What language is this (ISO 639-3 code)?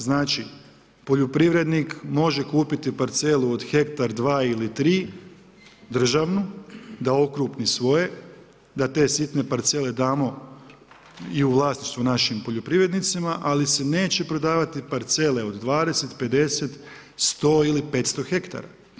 hrv